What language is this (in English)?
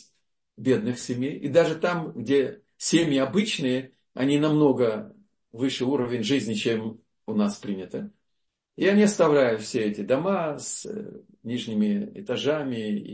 Russian